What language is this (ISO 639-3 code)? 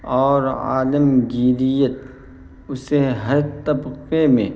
urd